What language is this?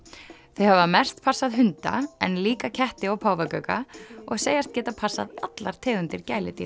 Icelandic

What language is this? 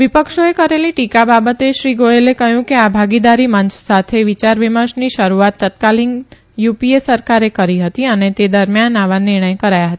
Gujarati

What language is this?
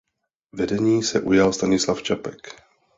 Czech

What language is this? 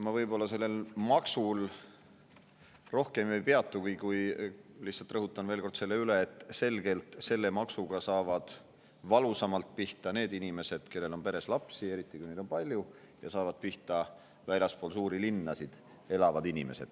Estonian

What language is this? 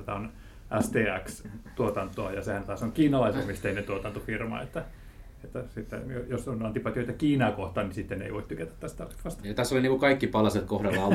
Finnish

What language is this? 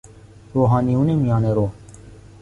Persian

